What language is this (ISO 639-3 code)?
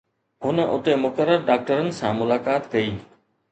snd